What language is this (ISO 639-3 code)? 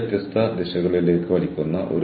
mal